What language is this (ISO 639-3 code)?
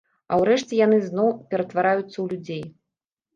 bel